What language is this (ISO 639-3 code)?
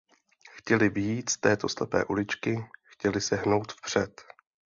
ces